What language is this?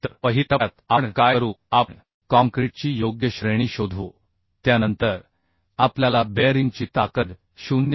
Marathi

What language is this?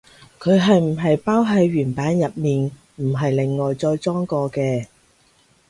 Cantonese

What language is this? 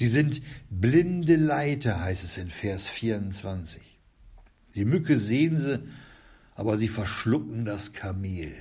German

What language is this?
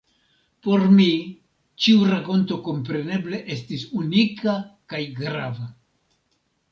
Esperanto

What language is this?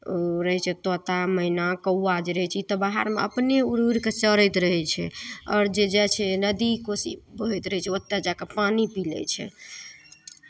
Maithili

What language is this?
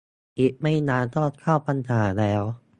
Thai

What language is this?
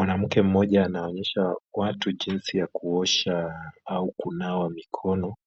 Swahili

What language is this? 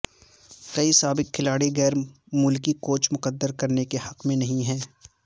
Urdu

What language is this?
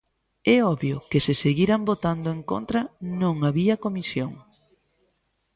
Galician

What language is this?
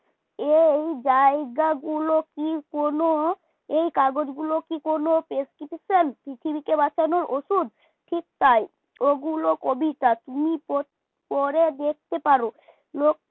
Bangla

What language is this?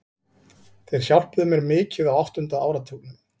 Icelandic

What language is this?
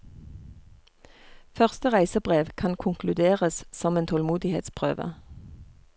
Norwegian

